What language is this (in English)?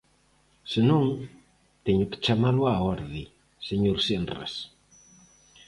Galician